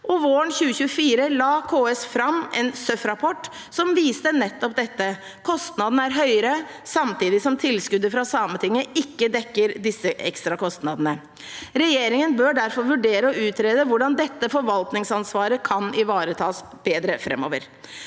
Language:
Norwegian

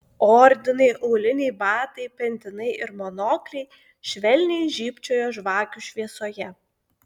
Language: Lithuanian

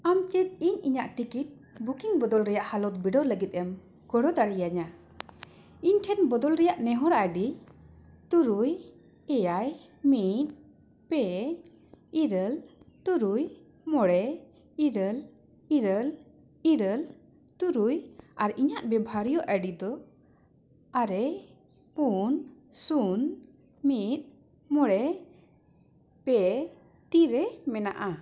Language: Santali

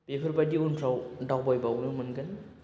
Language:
Bodo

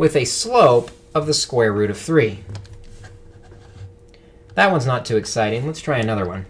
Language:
English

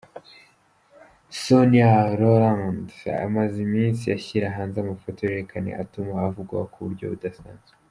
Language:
Kinyarwanda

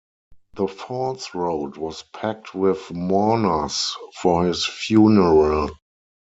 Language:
English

